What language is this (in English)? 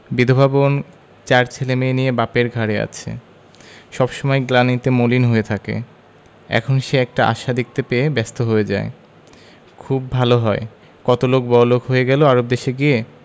Bangla